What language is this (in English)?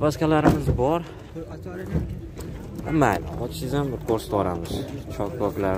Turkish